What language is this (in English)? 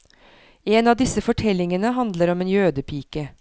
Norwegian